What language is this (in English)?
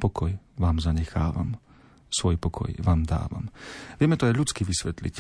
Slovak